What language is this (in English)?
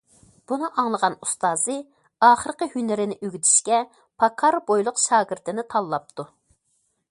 Uyghur